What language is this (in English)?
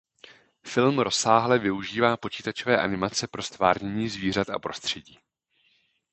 Czech